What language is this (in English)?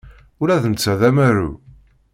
Kabyle